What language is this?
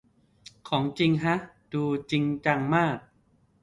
Thai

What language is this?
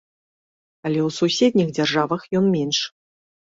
Belarusian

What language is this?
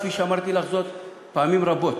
Hebrew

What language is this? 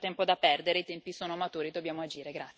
Italian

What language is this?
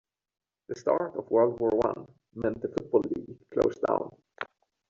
English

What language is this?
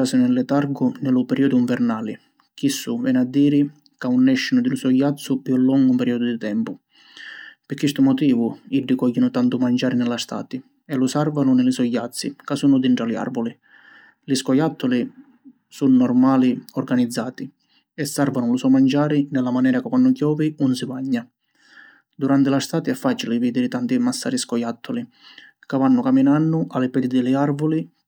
Sicilian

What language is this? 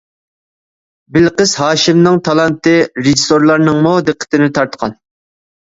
Uyghur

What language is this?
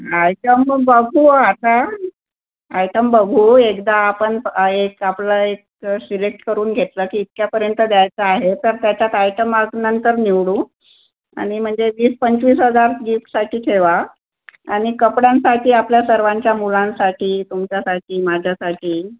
Marathi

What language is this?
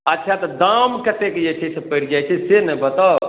Maithili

